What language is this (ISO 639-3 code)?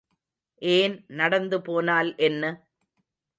tam